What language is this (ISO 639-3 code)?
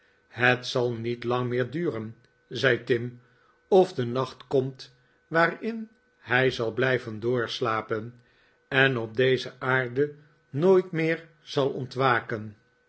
nld